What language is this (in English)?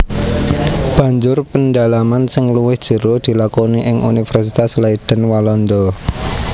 Javanese